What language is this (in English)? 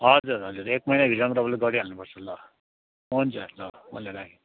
Nepali